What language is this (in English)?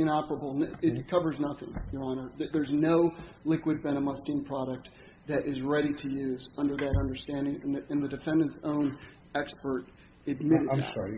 English